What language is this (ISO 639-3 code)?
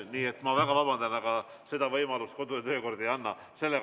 est